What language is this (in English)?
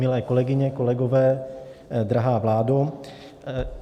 Czech